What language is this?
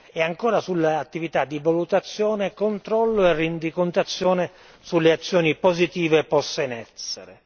Italian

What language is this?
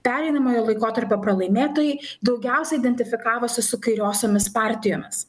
Lithuanian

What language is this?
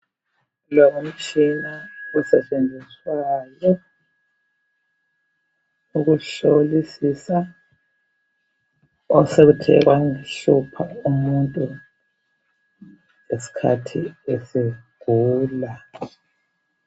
North Ndebele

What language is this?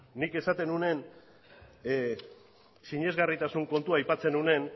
Basque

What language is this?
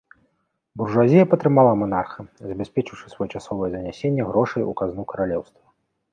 Belarusian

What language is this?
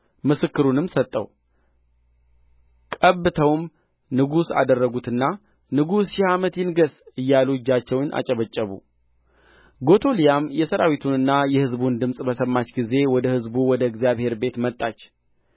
Amharic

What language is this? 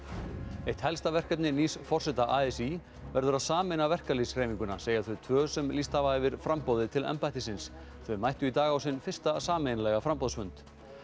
Icelandic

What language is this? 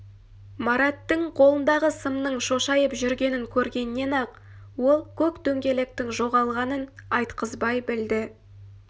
Kazakh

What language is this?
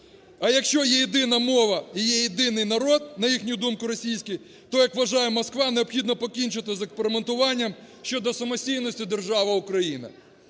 Ukrainian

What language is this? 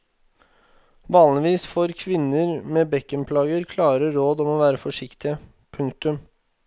Norwegian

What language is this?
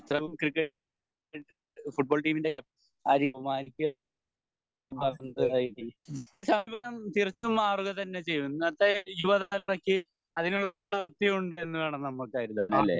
Malayalam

